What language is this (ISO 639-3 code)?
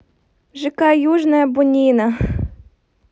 rus